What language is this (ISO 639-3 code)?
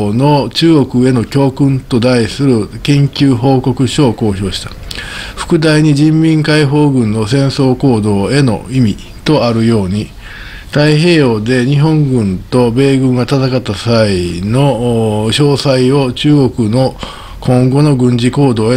jpn